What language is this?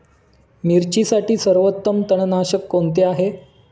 Marathi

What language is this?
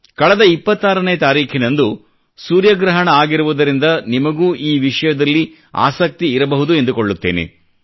Kannada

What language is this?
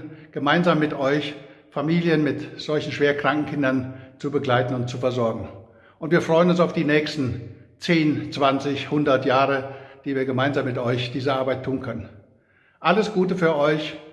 German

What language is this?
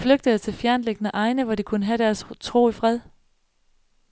Danish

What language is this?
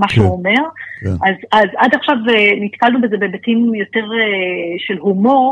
Hebrew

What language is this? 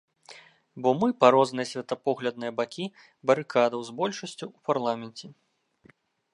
Belarusian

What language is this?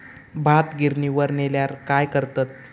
Marathi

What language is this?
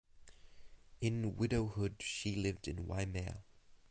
English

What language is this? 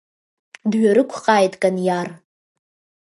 Abkhazian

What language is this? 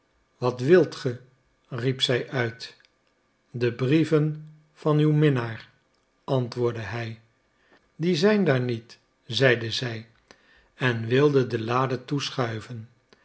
Dutch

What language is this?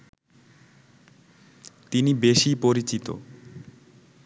Bangla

